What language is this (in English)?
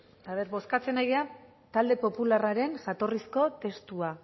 Basque